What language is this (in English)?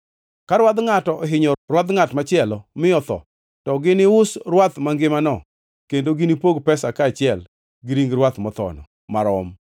Luo (Kenya and Tanzania)